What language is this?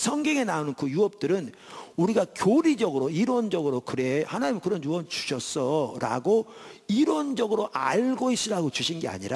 Korean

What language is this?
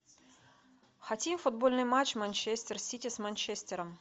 Russian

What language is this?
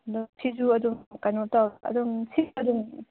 Manipuri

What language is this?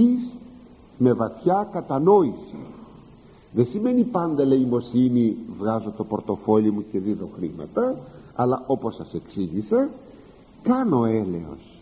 Greek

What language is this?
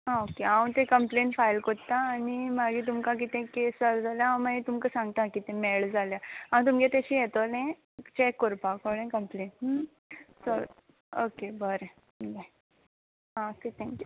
Konkani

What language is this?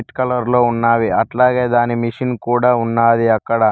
Telugu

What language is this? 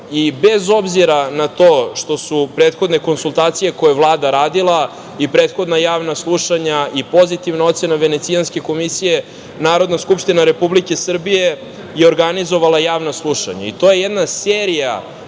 Serbian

